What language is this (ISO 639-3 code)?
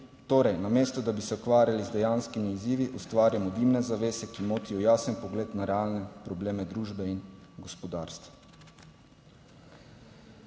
slv